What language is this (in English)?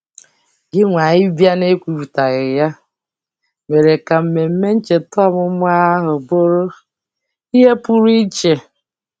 Igbo